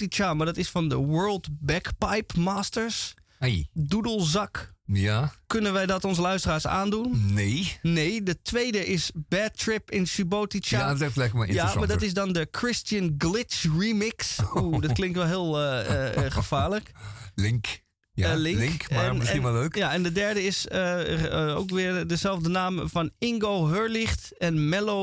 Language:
Dutch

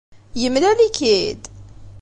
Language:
Kabyle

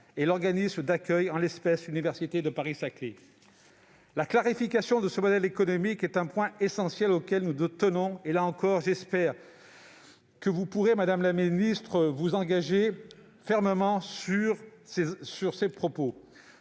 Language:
French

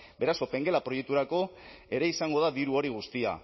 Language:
Basque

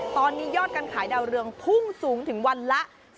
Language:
Thai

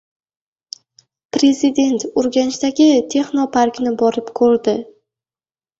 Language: Uzbek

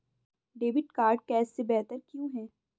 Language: Hindi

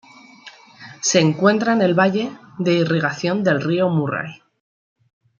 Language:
Spanish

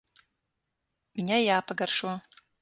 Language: Latvian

